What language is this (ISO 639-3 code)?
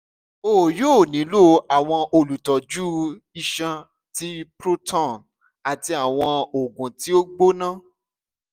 yor